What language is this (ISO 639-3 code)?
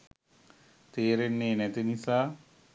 sin